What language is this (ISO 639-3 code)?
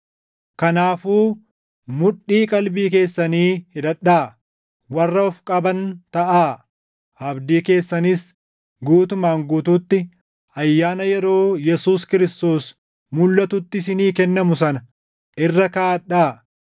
orm